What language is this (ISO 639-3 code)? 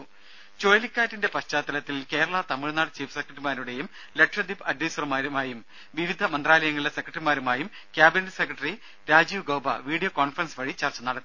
mal